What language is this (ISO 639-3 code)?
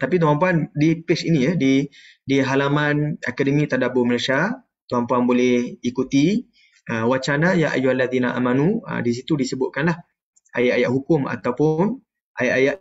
msa